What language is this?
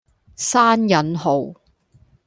Cantonese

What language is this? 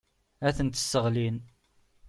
Kabyle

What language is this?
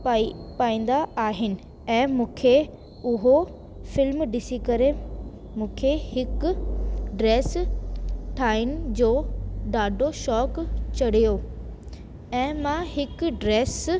Sindhi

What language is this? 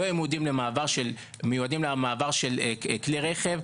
Hebrew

